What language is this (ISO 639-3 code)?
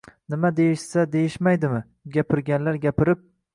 uzb